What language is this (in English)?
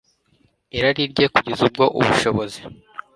Kinyarwanda